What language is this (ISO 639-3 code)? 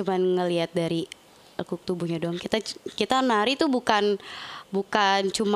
ind